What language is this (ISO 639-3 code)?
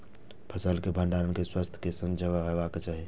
mai